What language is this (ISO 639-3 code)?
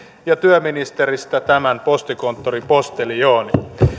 fin